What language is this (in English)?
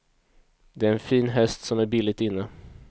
Swedish